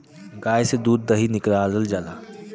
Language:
Bhojpuri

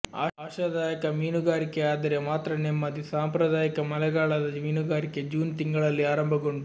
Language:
Kannada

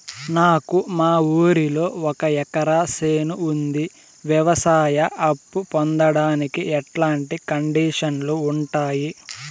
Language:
Telugu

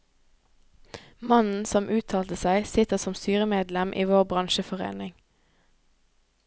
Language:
Norwegian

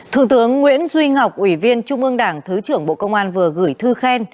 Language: Vietnamese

